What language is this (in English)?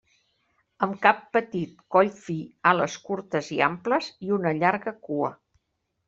Catalan